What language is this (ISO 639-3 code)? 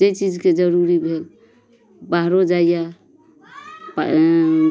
mai